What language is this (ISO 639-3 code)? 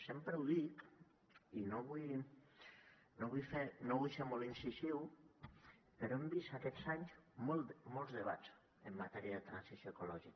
cat